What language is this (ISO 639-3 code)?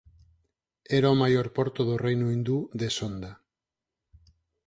glg